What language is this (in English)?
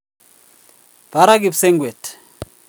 Kalenjin